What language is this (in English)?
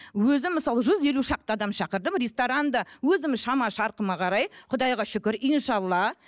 Kazakh